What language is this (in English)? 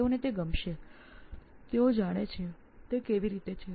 Gujarati